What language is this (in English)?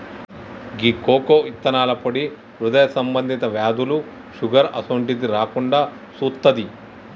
Telugu